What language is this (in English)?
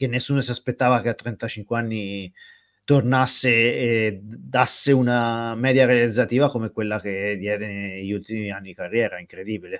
Italian